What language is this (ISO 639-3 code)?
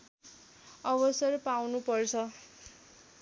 nep